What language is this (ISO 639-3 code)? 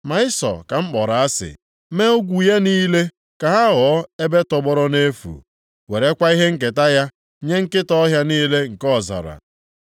ibo